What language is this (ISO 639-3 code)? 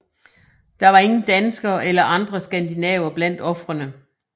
dan